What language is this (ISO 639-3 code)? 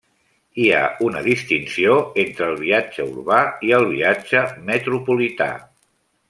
cat